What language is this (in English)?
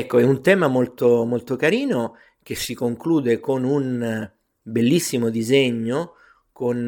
Italian